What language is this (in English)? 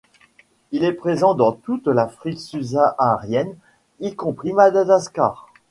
French